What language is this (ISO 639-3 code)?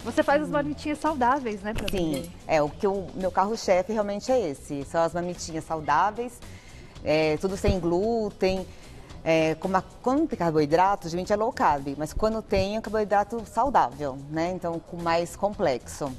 por